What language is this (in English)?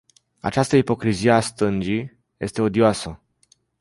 Romanian